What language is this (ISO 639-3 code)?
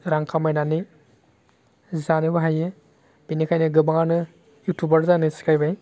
brx